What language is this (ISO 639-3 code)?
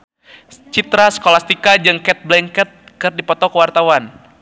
sun